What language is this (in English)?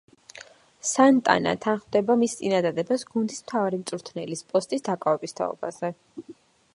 Georgian